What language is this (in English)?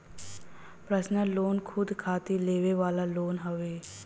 Bhojpuri